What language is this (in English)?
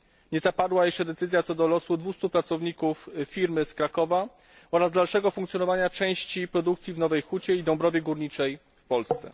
Polish